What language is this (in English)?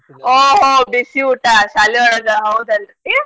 Kannada